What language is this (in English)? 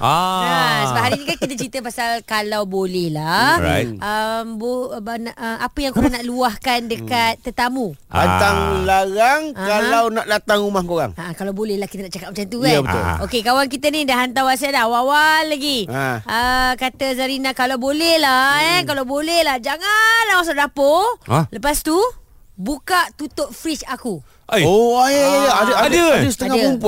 Malay